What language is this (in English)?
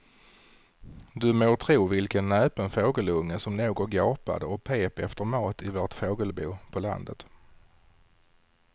Swedish